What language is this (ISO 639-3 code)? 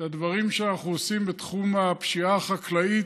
heb